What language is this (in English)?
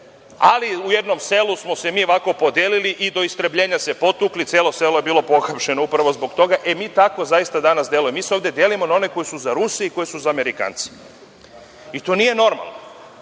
Serbian